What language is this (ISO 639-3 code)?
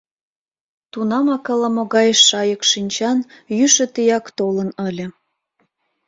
chm